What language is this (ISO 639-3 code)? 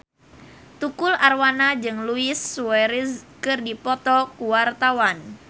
sun